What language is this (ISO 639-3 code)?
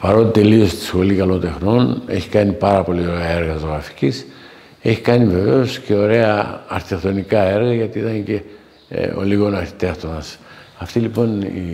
ell